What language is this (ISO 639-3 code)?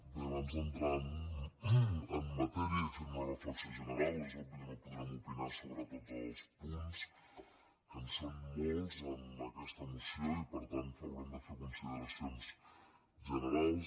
cat